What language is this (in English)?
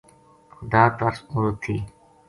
Gujari